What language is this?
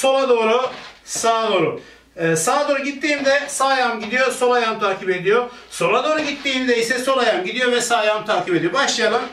Turkish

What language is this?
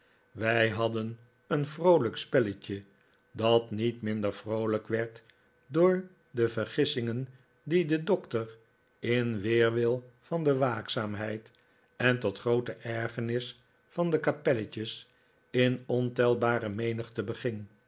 Dutch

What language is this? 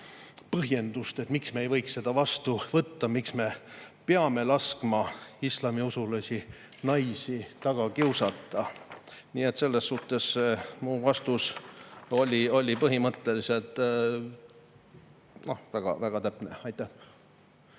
Estonian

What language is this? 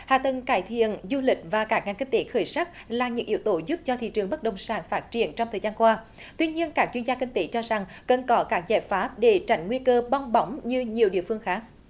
Vietnamese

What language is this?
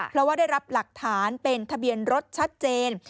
Thai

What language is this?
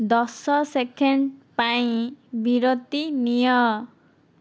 Odia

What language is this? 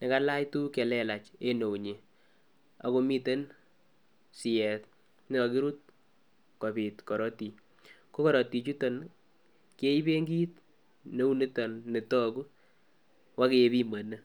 Kalenjin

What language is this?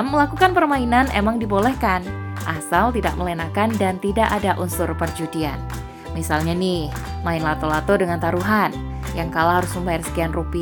Indonesian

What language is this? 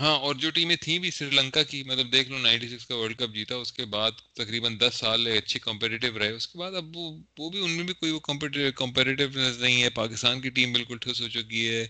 Urdu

